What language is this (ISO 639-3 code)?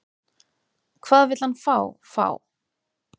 isl